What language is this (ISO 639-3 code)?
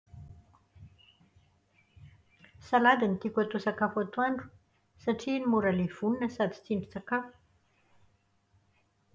mlg